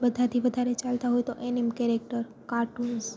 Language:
Gujarati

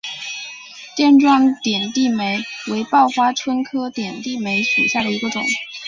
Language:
Chinese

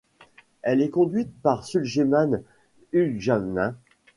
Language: French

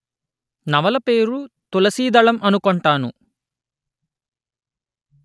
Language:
Telugu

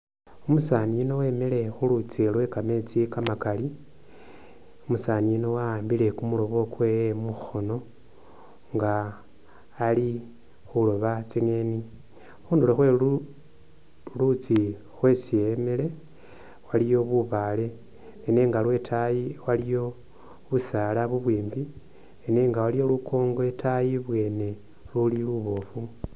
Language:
Masaaba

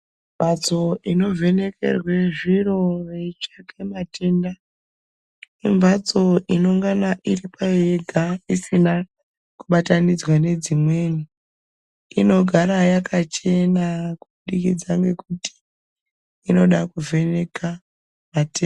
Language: Ndau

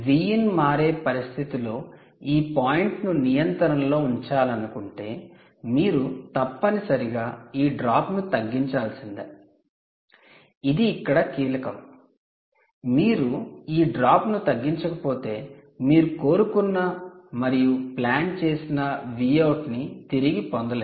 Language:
Telugu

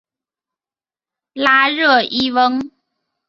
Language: Chinese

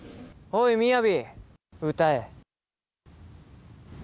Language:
Japanese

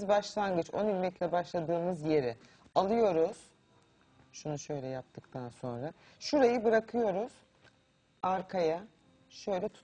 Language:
Turkish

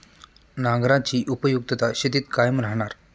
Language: Marathi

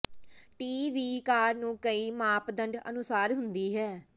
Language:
Punjabi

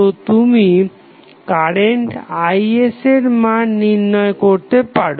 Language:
Bangla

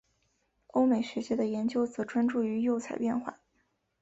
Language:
Chinese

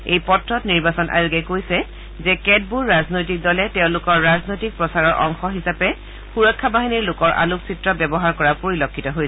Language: Assamese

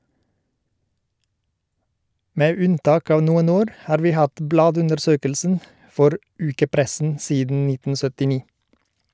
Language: Norwegian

